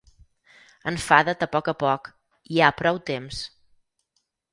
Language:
Catalan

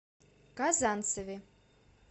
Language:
Russian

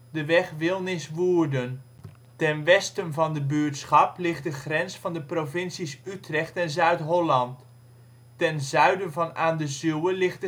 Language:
Dutch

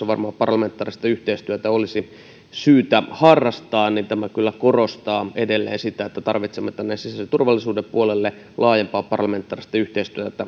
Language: Finnish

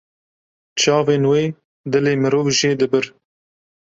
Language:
Kurdish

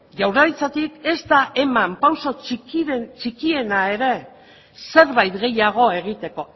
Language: Basque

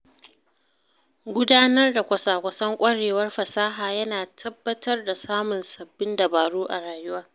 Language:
Hausa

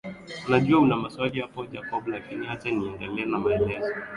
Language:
Swahili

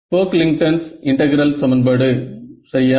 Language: Tamil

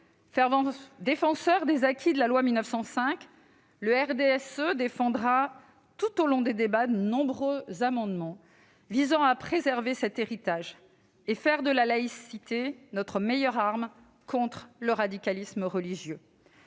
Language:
French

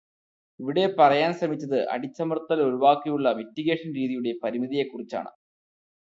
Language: Malayalam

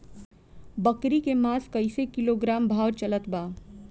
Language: Bhojpuri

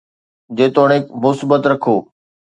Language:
Sindhi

